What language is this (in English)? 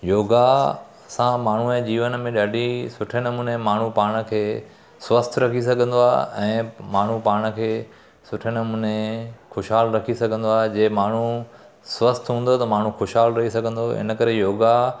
Sindhi